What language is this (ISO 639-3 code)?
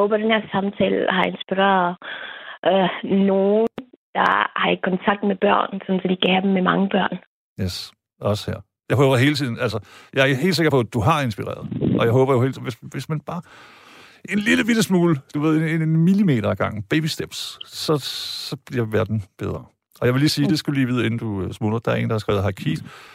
dan